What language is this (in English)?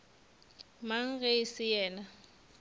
Northern Sotho